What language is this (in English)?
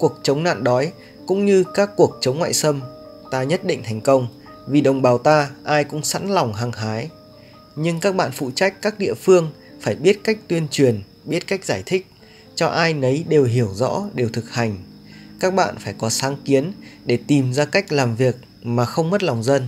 Vietnamese